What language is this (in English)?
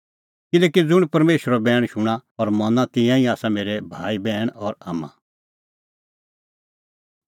Kullu Pahari